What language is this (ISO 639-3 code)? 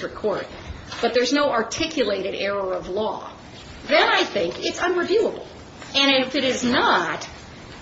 eng